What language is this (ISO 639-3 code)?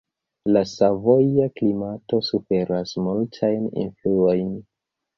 epo